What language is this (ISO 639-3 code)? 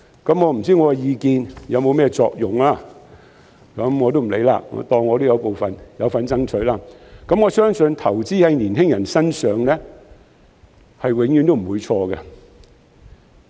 yue